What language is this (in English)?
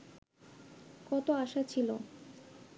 Bangla